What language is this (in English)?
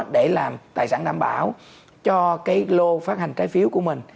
Vietnamese